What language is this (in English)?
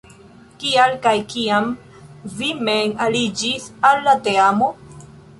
Esperanto